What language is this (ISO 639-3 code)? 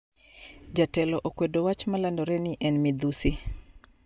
luo